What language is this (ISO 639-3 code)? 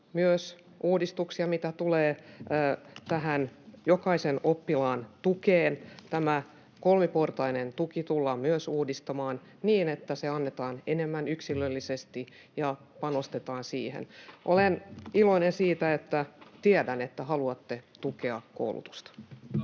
fin